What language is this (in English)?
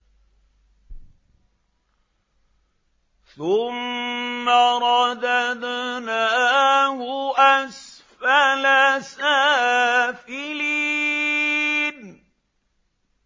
Arabic